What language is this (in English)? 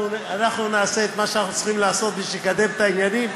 Hebrew